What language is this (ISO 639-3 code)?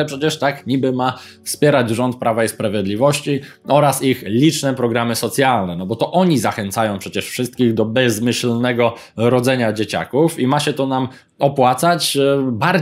pol